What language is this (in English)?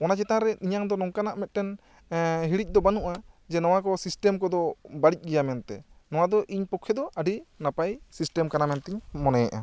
Santali